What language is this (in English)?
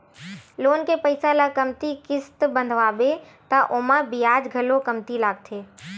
Chhattisgarhi